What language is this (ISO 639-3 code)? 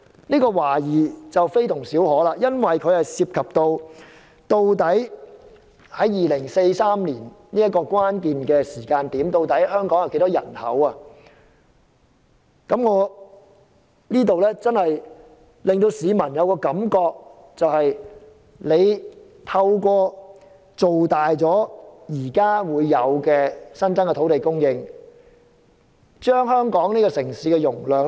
yue